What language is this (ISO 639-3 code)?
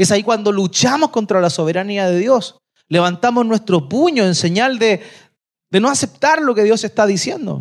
spa